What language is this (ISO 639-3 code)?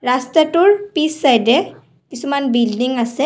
asm